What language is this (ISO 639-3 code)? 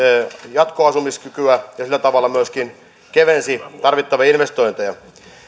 fin